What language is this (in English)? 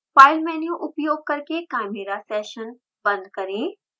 Hindi